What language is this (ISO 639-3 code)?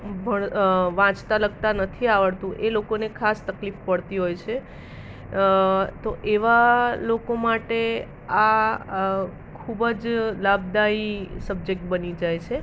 guj